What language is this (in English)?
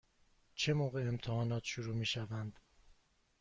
Persian